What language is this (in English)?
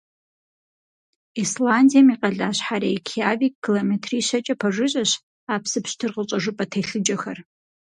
Kabardian